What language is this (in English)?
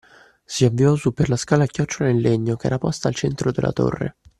Italian